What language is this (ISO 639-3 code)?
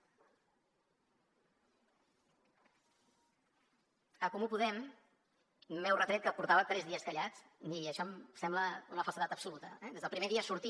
cat